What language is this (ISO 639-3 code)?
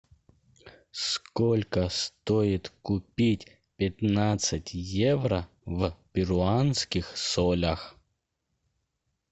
rus